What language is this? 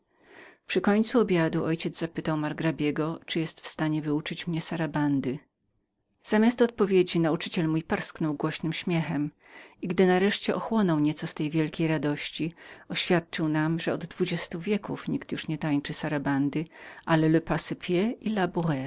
Polish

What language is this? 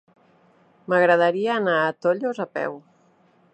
Catalan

